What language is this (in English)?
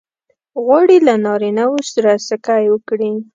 Pashto